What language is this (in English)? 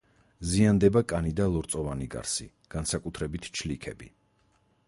Georgian